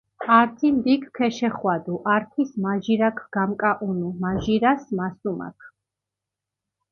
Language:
Mingrelian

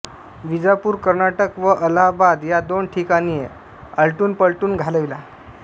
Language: Marathi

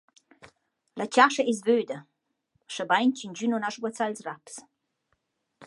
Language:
Romansh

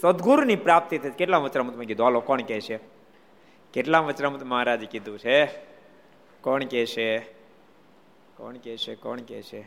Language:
Gujarati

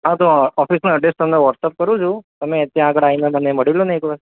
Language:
Gujarati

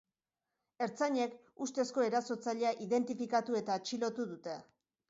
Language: Basque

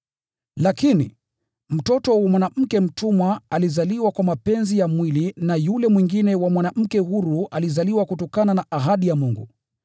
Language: Swahili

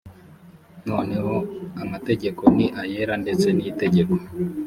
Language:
Kinyarwanda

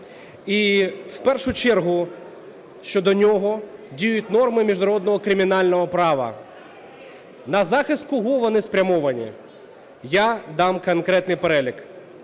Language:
Ukrainian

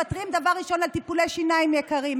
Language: Hebrew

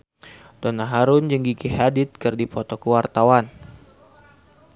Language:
Sundanese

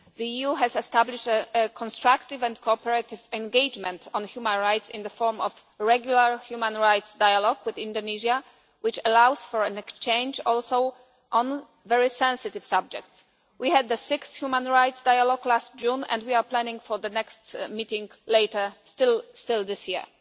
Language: English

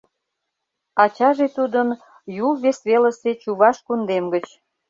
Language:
Mari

